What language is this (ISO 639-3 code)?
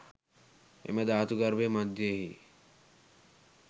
sin